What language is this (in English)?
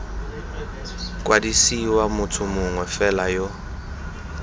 Tswana